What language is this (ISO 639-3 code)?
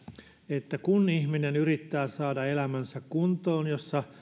fin